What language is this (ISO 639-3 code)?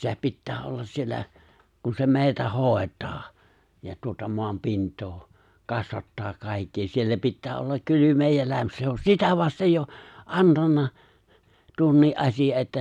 fin